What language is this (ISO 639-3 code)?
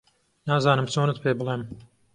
ckb